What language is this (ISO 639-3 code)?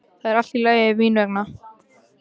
isl